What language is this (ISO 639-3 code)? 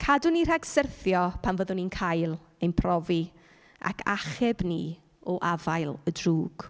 cym